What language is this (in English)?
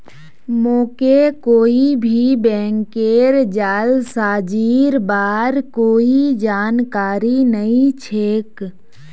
Magahi